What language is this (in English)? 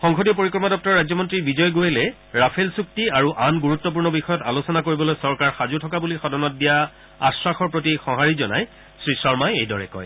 Assamese